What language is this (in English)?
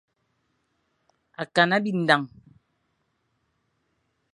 Fang